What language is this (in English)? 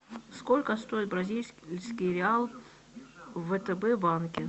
Russian